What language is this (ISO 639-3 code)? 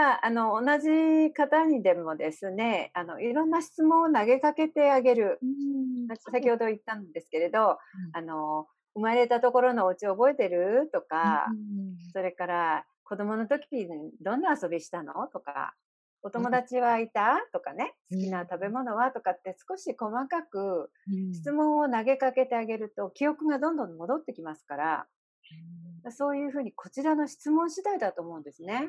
jpn